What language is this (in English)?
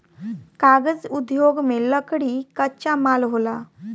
Bhojpuri